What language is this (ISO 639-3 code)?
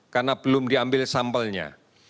ind